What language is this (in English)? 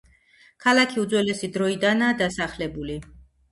Georgian